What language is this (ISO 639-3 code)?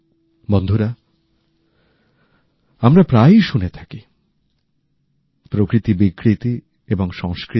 ben